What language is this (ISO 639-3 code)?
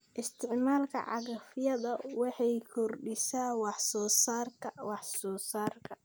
som